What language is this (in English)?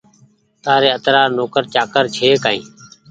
Goaria